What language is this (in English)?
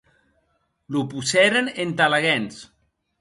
Occitan